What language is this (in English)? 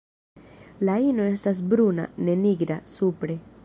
Esperanto